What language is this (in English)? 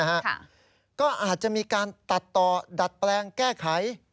Thai